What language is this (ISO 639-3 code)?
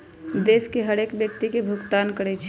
mag